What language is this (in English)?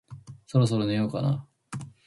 Japanese